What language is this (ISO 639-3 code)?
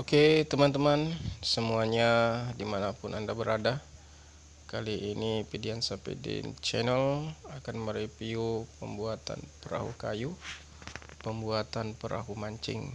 ind